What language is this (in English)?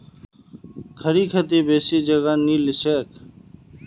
Magahi